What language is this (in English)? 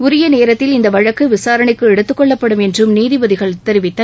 Tamil